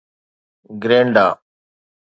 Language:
Sindhi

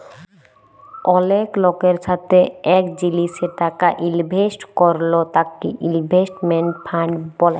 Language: Bangla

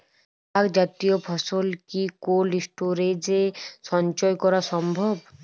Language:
Bangla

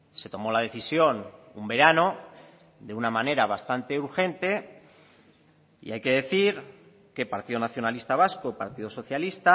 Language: Spanish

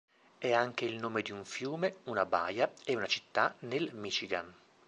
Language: Italian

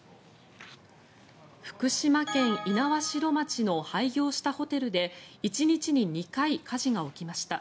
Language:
Japanese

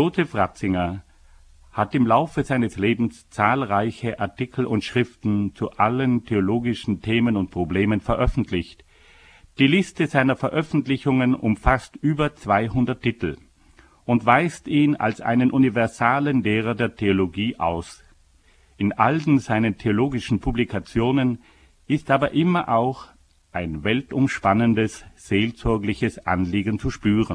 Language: German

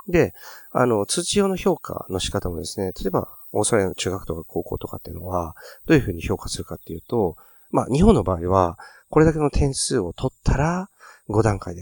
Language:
Japanese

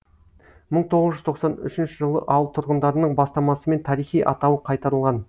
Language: Kazakh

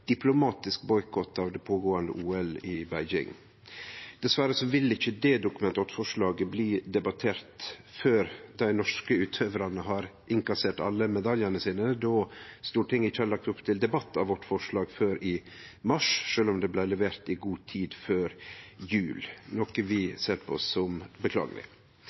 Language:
Norwegian Nynorsk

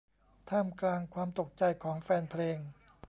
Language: Thai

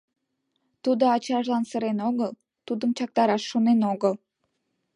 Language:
Mari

